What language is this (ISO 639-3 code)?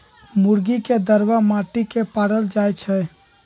mag